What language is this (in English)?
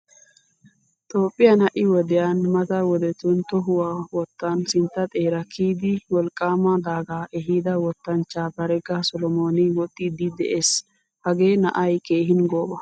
Wolaytta